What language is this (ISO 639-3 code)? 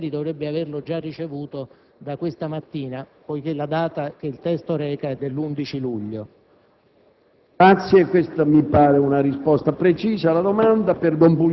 ita